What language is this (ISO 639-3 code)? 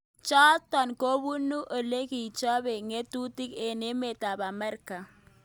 kln